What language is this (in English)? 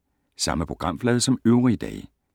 Danish